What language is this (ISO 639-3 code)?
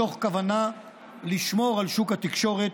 heb